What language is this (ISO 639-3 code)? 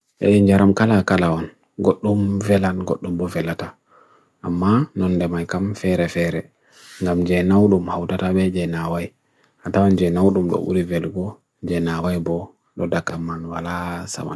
fui